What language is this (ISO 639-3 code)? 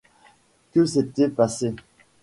fra